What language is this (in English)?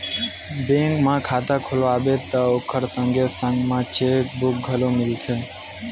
Chhattisgarhi